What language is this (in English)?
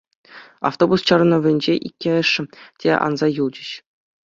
Chuvash